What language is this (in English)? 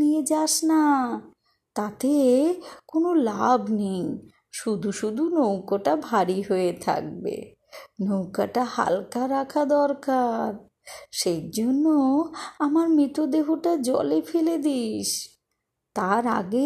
Bangla